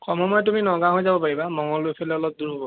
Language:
Assamese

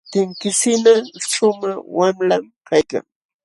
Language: Jauja Wanca Quechua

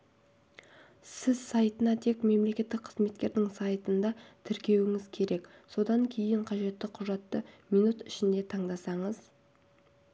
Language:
Kazakh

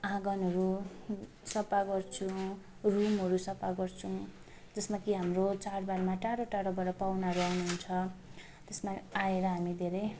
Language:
Nepali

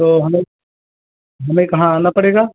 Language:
Hindi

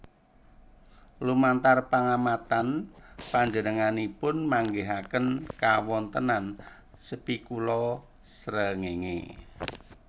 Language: Javanese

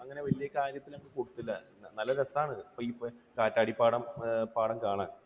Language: Malayalam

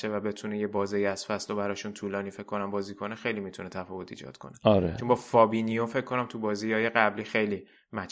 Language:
Persian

